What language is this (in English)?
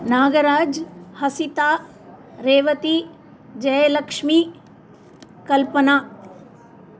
Sanskrit